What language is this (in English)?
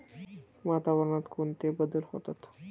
Marathi